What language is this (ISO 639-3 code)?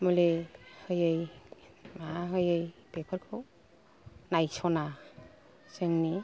brx